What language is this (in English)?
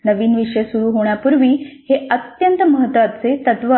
Marathi